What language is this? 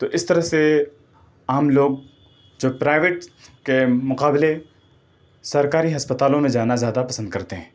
Urdu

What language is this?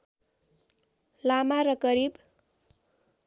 Nepali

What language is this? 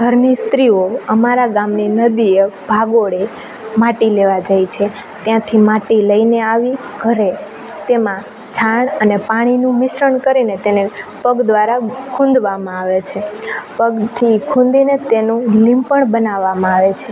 Gujarati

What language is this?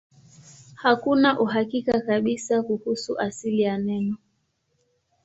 Swahili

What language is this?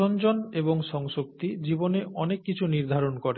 Bangla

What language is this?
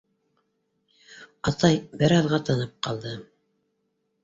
Bashkir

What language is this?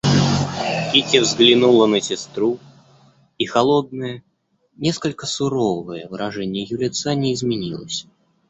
Russian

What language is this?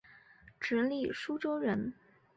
Chinese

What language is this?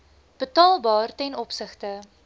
Afrikaans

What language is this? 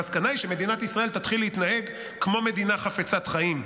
Hebrew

